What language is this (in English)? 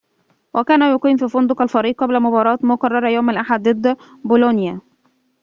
Arabic